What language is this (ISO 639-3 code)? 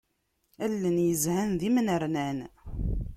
kab